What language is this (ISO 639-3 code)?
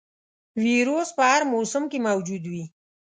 pus